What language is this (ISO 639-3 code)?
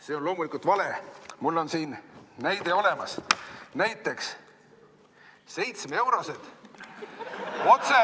est